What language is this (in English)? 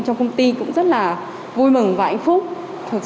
Vietnamese